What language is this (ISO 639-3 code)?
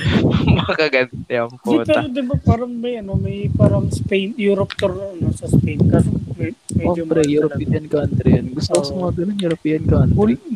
fil